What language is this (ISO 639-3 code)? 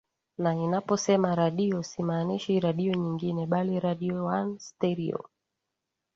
swa